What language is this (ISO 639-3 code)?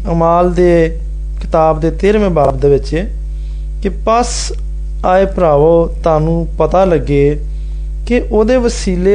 hin